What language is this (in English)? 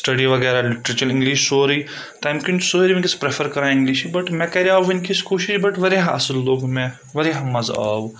Kashmiri